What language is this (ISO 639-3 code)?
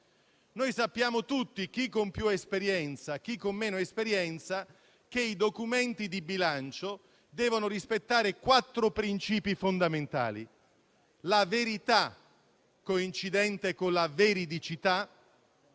ita